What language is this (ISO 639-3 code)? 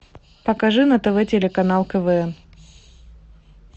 rus